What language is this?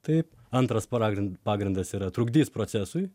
Lithuanian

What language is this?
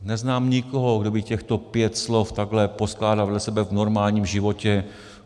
Czech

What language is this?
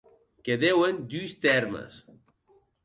Occitan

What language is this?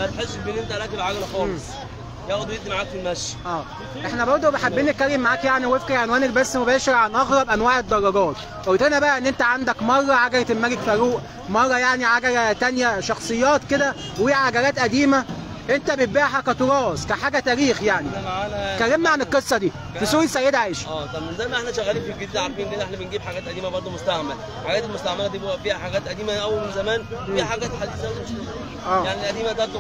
Arabic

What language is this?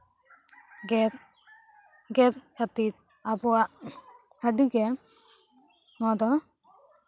Santali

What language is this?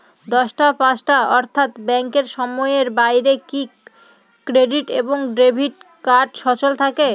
Bangla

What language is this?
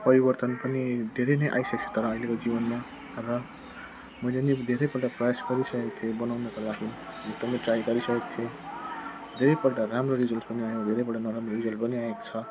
Nepali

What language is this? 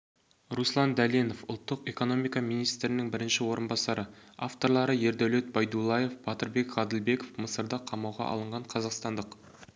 Kazakh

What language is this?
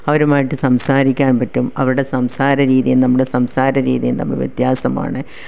Malayalam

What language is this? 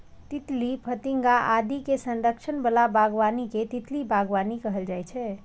Maithili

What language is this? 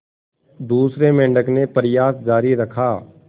Hindi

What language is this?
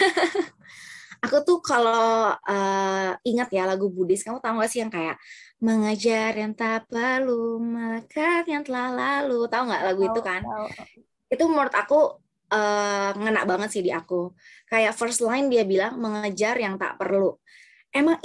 Indonesian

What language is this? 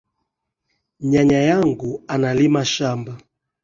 Swahili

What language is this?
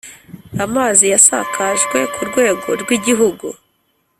Kinyarwanda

